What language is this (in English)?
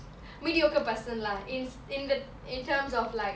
English